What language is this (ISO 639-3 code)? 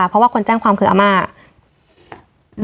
tha